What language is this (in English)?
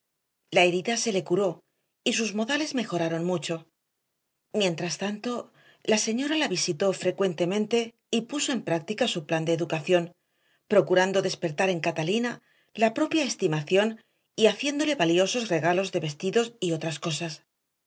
Spanish